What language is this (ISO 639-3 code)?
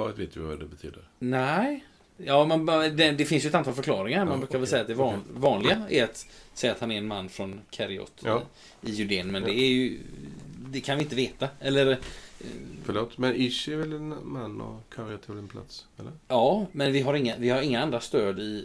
swe